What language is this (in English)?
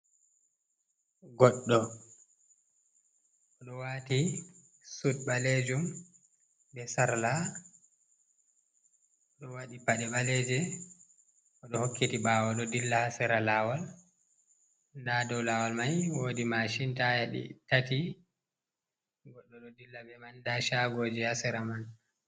Fula